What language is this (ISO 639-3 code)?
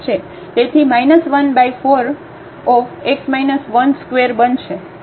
guj